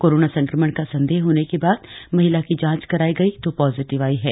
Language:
Hindi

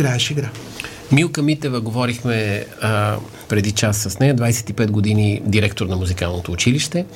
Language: Bulgarian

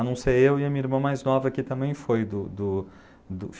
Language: Portuguese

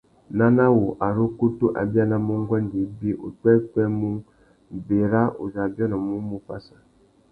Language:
Tuki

